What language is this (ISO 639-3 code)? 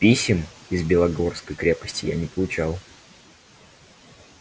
rus